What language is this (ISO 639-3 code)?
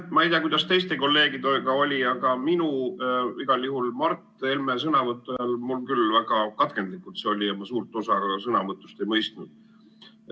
est